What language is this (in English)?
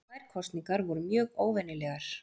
Icelandic